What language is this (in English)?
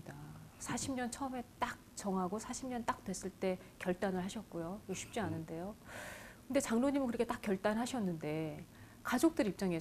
Korean